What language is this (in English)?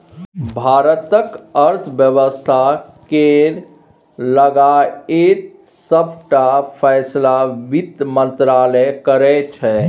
Maithili